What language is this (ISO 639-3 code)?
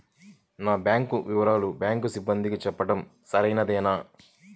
tel